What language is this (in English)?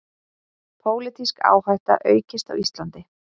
Icelandic